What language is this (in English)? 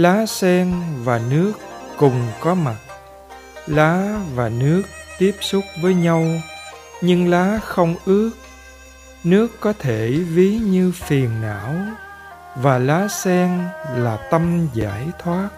Vietnamese